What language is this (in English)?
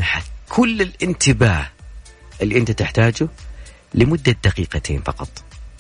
Arabic